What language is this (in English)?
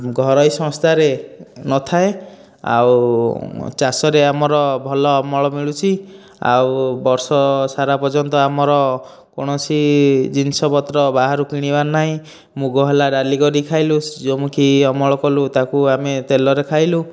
Odia